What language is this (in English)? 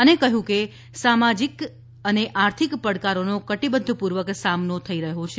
Gujarati